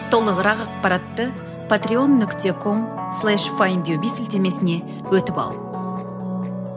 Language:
Kazakh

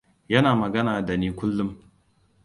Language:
Hausa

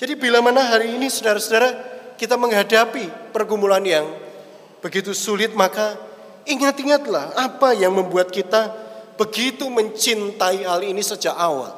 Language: Indonesian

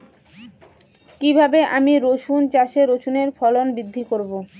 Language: Bangla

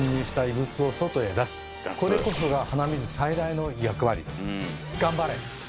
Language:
Japanese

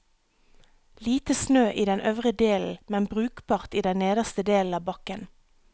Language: Norwegian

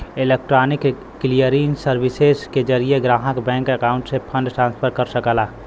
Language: Bhojpuri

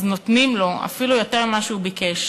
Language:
Hebrew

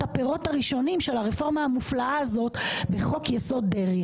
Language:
Hebrew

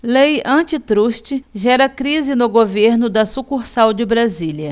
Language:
Portuguese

